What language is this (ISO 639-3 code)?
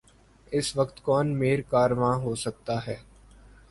urd